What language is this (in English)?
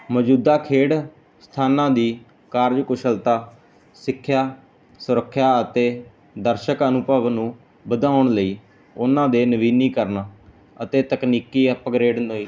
Punjabi